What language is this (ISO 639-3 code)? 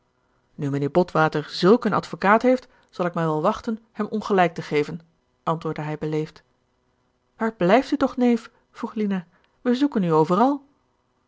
nld